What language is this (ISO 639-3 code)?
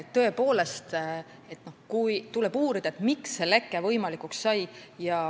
est